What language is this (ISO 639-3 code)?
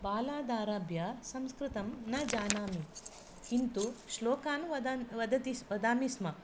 san